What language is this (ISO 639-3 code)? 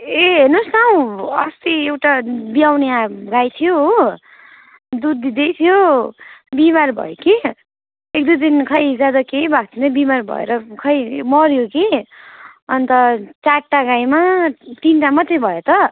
nep